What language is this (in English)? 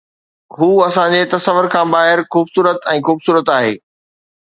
Sindhi